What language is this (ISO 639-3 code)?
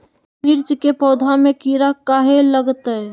mag